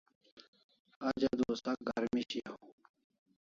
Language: Kalasha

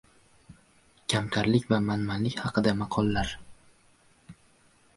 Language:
Uzbek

